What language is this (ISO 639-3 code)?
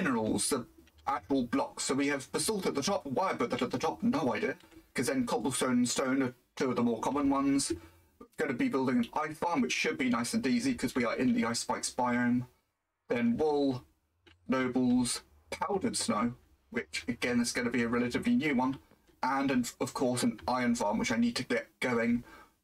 eng